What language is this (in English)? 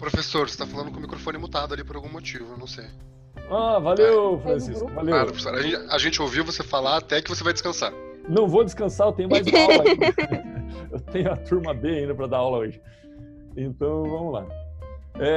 Portuguese